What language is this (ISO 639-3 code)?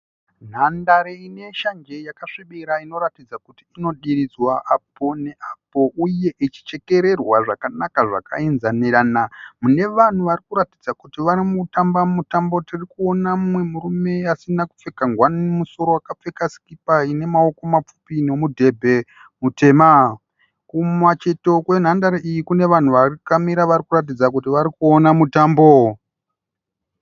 sna